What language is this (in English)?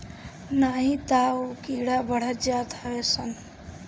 Bhojpuri